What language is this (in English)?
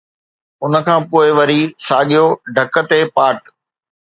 Sindhi